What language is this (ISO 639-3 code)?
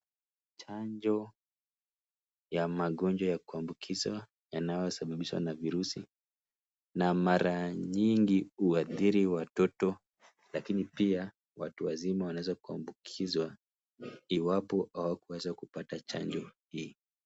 swa